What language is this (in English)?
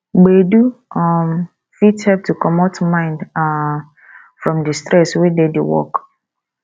Nigerian Pidgin